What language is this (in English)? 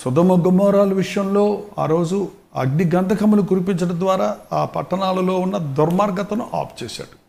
Telugu